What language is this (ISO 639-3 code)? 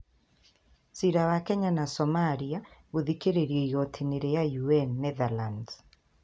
kik